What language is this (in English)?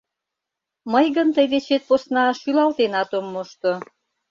Mari